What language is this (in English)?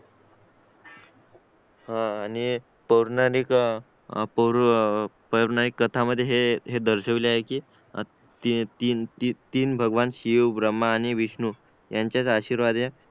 Marathi